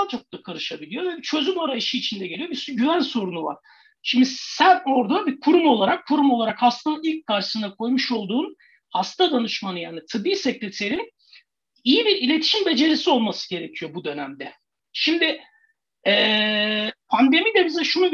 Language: Turkish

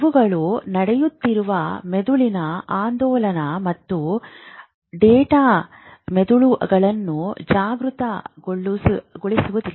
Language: Kannada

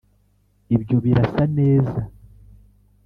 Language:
Kinyarwanda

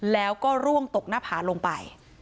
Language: Thai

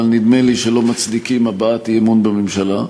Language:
Hebrew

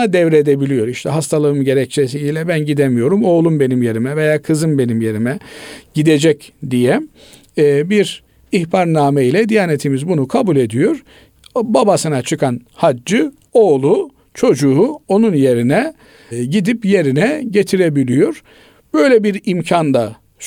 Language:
Turkish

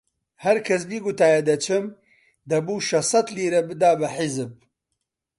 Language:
Central Kurdish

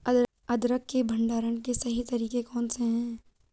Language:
Hindi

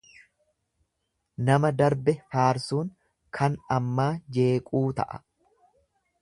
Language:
Oromo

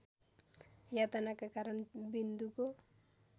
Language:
Nepali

